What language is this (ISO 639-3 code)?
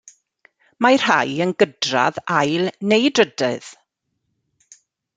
cym